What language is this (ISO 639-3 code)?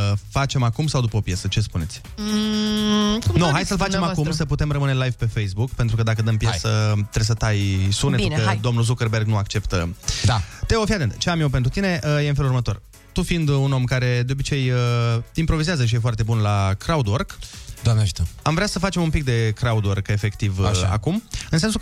ron